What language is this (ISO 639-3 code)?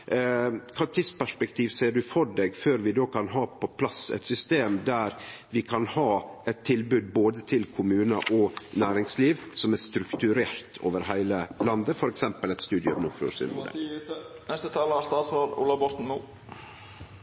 nno